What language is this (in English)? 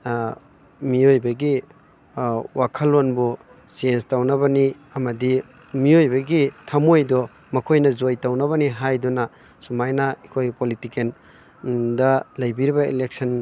Manipuri